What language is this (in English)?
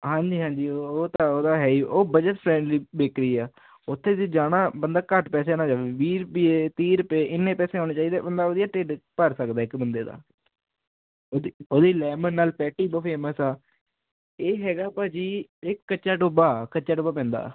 Punjabi